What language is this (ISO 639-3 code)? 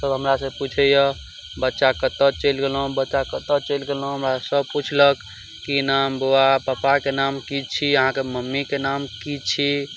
mai